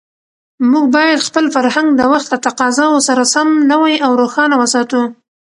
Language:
Pashto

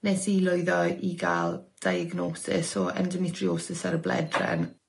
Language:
Welsh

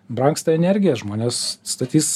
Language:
Lithuanian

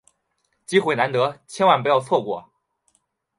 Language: Chinese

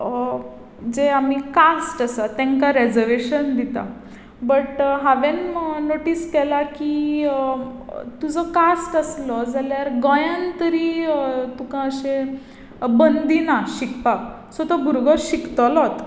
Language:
Konkani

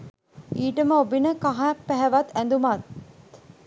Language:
Sinhala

